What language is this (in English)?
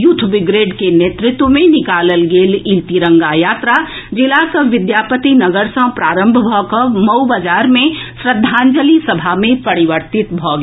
Maithili